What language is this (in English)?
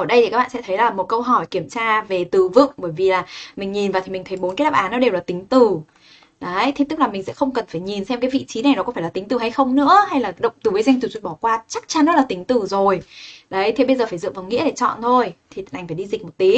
Vietnamese